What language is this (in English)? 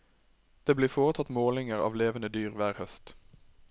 Norwegian